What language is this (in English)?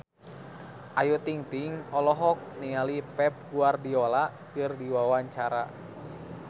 Sundanese